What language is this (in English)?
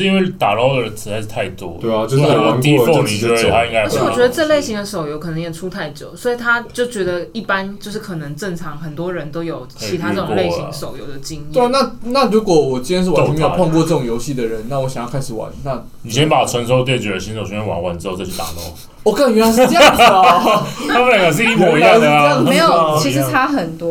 Chinese